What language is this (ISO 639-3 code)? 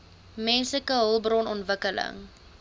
afr